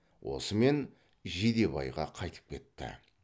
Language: Kazakh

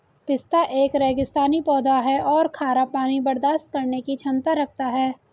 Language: Hindi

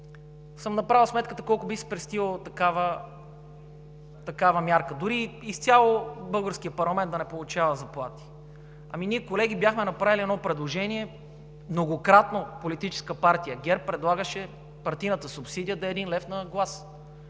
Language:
Bulgarian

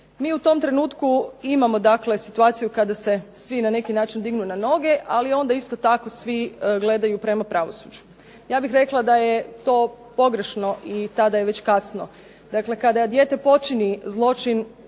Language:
Croatian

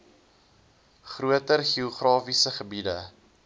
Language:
Afrikaans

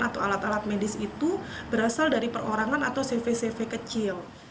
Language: Indonesian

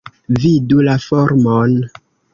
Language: Esperanto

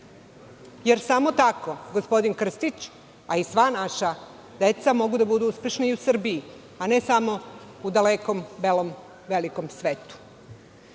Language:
Serbian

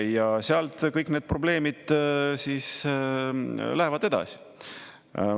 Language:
Estonian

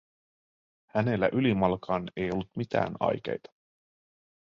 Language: Finnish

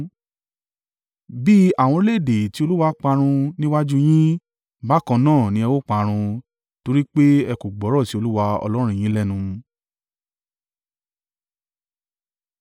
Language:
Yoruba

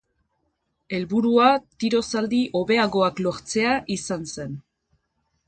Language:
Basque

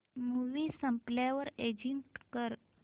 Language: Marathi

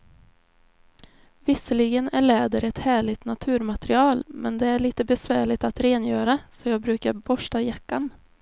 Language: Swedish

